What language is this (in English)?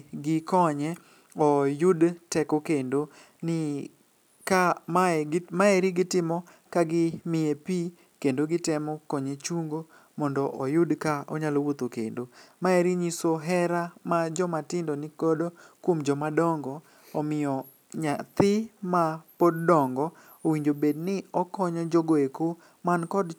Luo (Kenya and Tanzania)